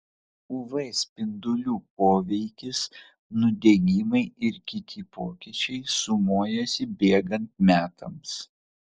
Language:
Lithuanian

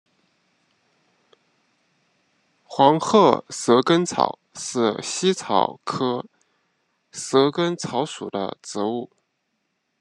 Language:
Chinese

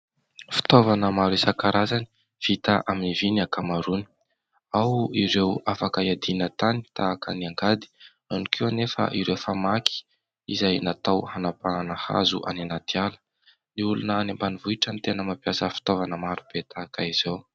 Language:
Malagasy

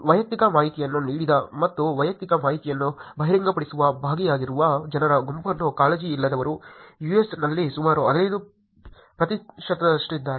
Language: Kannada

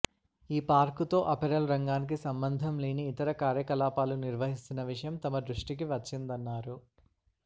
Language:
Telugu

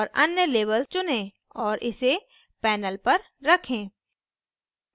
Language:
Hindi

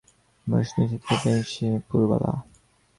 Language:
Bangla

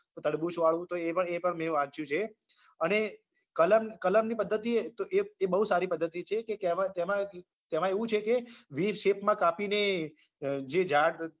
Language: Gujarati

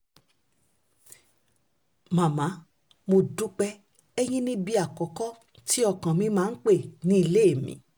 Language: Yoruba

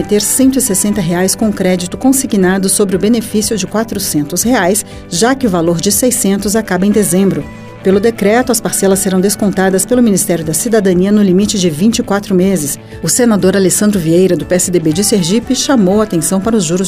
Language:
Portuguese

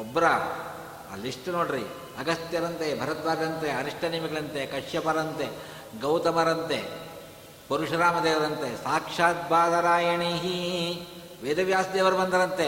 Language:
Kannada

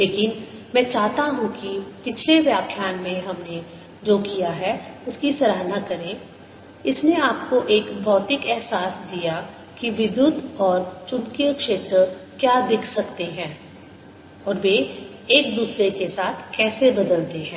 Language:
Hindi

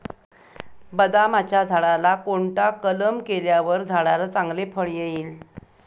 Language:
Marathi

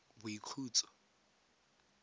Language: Tswana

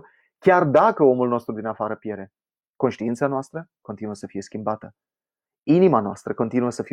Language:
Romanian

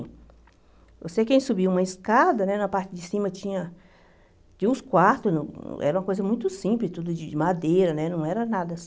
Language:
Portuguese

